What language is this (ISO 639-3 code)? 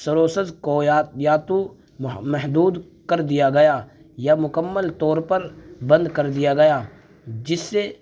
urd